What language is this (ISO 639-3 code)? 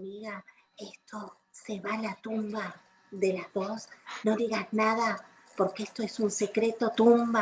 spa